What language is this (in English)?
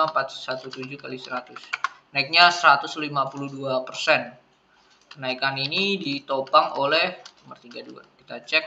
Indonesian